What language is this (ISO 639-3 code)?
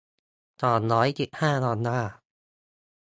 tha